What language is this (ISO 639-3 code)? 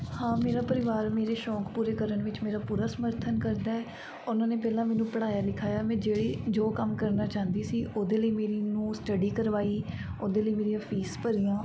pan